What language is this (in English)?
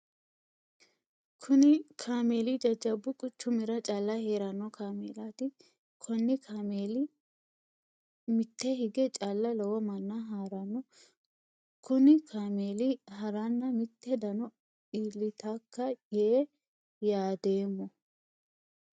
Sidamo